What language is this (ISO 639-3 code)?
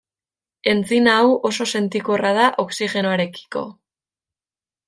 eus